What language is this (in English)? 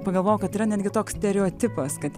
Lithuanian